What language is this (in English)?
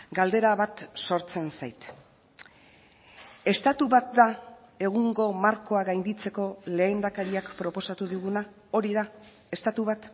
Basque